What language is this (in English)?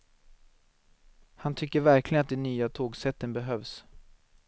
Swedish